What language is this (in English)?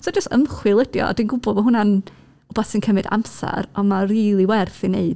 Welsh